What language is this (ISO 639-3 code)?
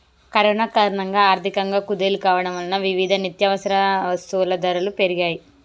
tel